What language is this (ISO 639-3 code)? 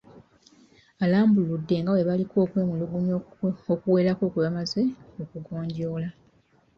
lug